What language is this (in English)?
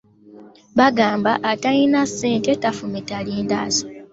Ganda